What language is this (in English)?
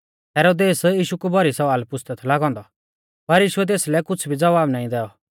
Mahasu Pahari